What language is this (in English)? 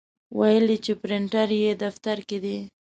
Pashto